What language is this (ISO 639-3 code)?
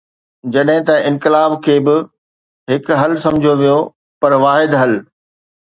snd